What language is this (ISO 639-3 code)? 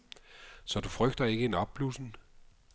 dan